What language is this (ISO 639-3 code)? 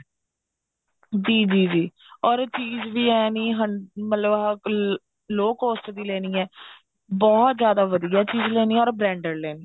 pan